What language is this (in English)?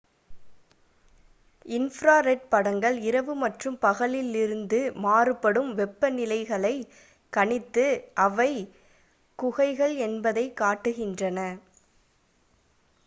Tamil